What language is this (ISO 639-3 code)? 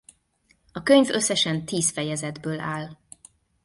hun